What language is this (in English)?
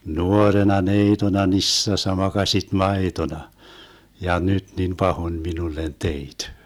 Finnish